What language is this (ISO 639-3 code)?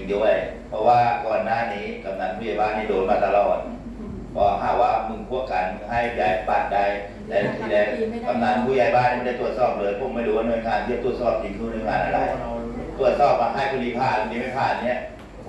tha